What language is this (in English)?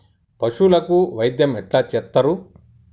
Telugu